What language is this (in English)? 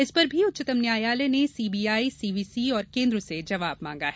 Hindi